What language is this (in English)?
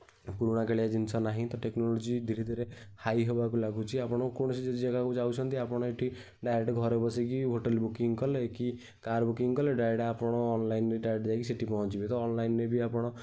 Odia